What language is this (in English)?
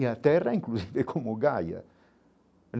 Portuguese